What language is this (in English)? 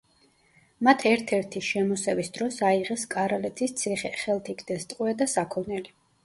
Georgian